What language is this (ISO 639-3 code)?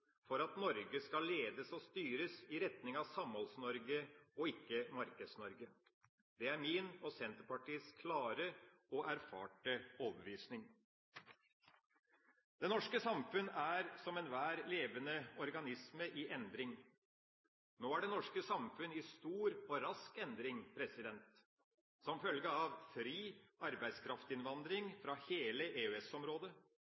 nob